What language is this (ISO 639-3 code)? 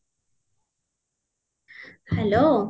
ori